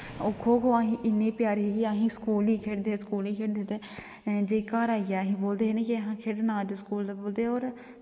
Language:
Dogri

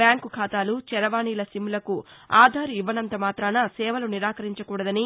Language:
Telugu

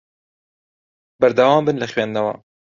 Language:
Central Kurdish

